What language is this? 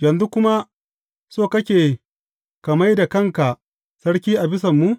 Hausa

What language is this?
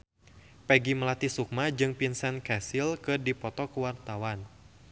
Sundanese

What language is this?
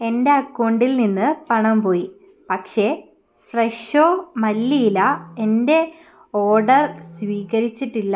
Malayalam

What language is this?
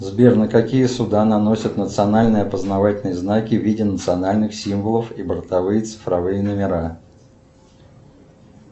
Russian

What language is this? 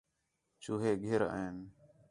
Khetrani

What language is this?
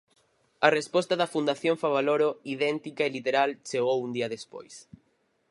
Galician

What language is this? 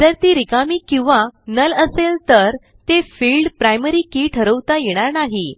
Marathi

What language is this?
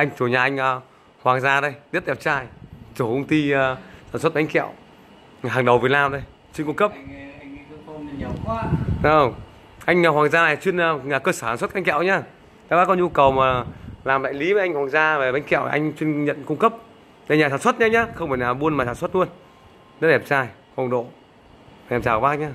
Vietnamese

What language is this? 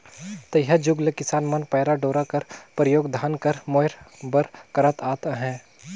Chhattisgarhi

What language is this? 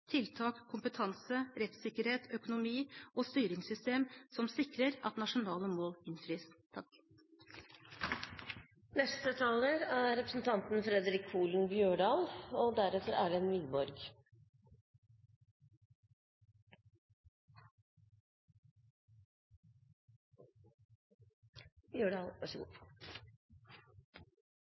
Norwegian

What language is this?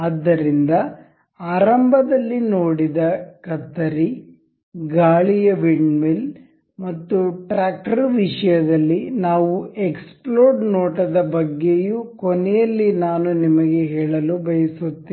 Kannada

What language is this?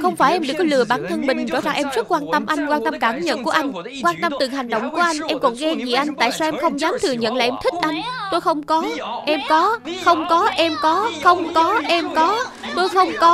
Vietnamese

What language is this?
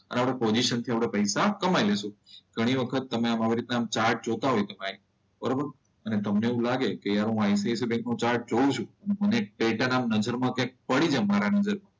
Gujarati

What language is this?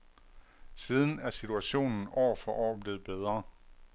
Danish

